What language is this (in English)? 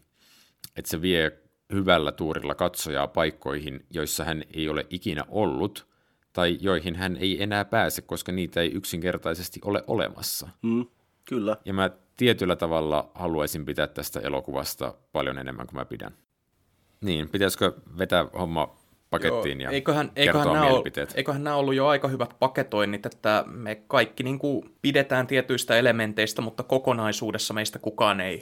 Finnish